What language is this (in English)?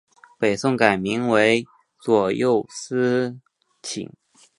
Chinese